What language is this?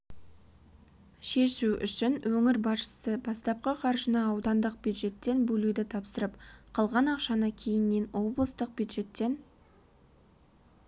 Kazakh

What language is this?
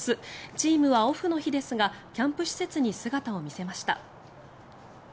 Japanese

